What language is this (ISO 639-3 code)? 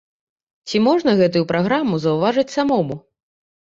bel